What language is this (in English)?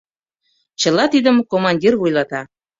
Mari